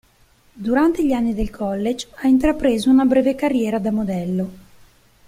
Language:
Italian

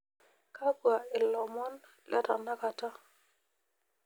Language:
Masai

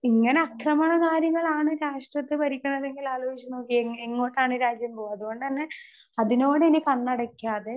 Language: Malayalam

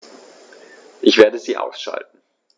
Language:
German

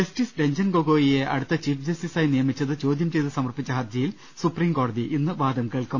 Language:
Malayalam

